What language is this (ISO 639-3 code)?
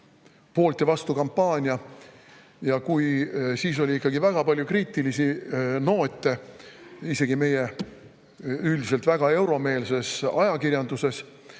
est